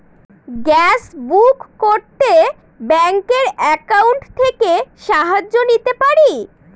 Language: Bangla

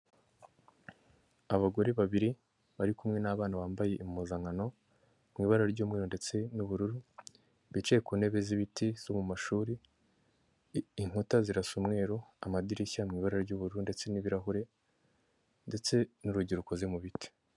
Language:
Kinyarwanda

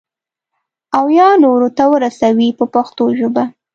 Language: Pashto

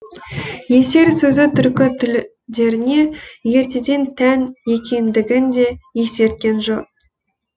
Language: Kazakh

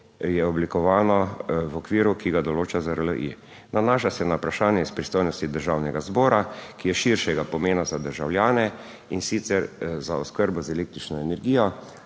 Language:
Slovenian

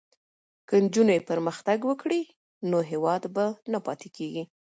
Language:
Pashto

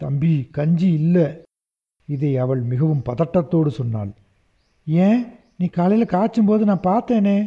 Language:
Tamil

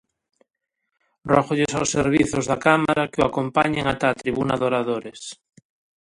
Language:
Galician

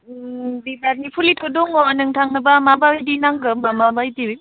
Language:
Bodo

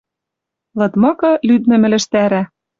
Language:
Western Mari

